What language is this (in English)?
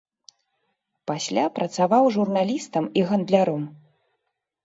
Belarusian